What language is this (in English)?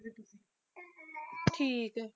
Punjabi